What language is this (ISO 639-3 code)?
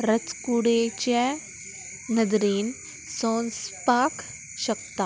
kok